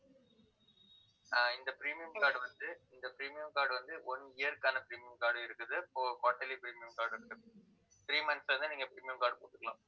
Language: Tamil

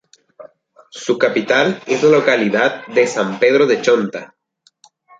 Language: Spanish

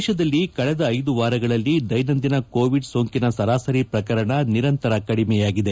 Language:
Kannada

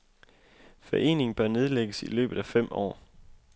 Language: Danish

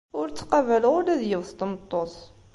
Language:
Kabyle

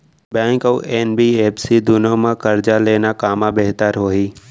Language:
Chhattisgarhi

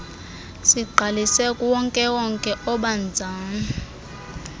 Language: Xhosa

